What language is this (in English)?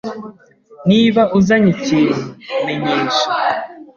Kinyarwanda